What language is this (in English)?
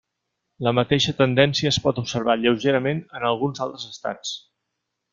Catalan